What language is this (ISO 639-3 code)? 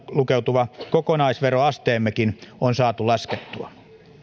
fin